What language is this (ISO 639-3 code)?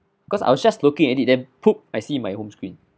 eng